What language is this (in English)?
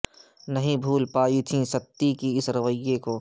Urdu